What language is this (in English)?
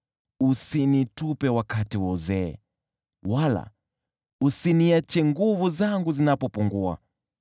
Swahili